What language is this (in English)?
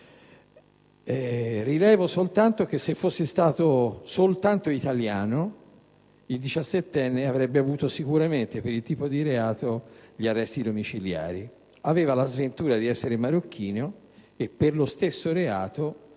Italian